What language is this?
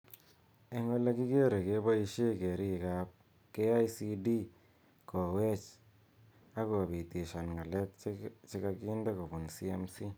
Kalenjin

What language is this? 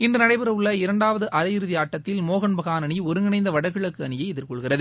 Tamil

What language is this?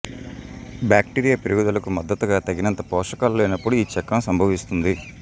Telugu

